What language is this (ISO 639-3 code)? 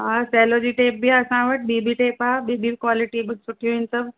snd